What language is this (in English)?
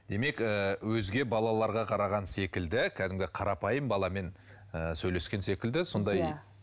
Kazakh